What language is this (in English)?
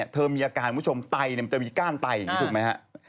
Thai